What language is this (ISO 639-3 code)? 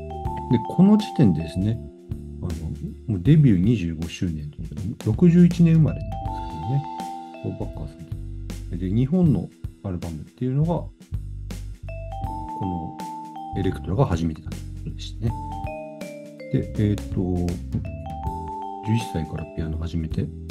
jpn